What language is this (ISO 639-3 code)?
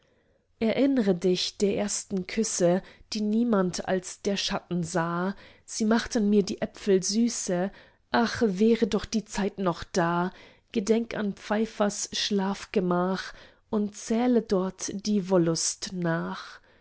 deu